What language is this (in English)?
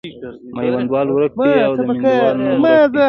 Pashto